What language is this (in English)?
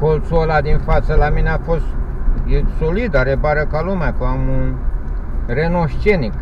Romanian